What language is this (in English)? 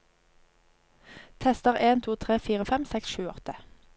Norwegian